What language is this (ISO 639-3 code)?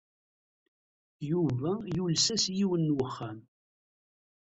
kab